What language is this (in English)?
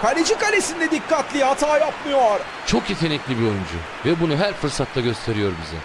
Turkish